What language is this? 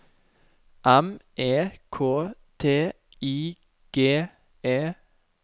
Norwegian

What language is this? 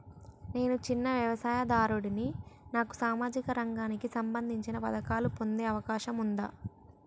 Telugu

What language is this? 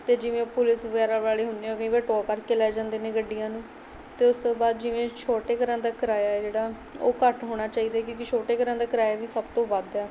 Punjabi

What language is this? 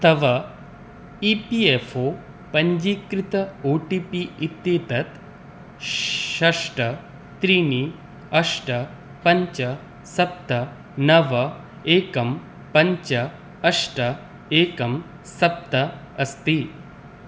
Sanskrit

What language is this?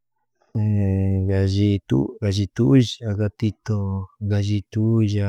Chimborazo Highland Quichua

